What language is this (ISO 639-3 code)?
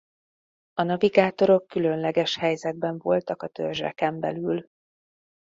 hun